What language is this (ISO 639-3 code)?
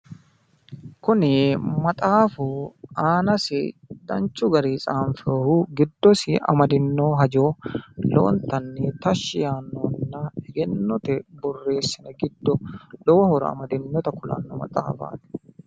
sid